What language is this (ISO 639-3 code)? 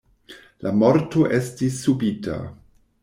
epo